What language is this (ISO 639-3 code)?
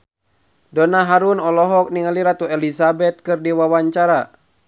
sun